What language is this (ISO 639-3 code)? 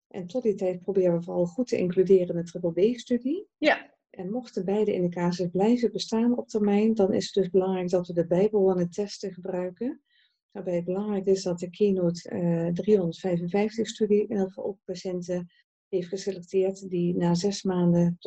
nld